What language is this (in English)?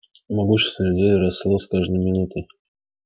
Russian